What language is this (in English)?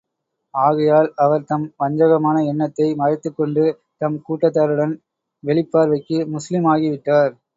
Tamil